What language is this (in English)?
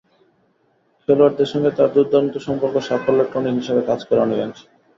Bangla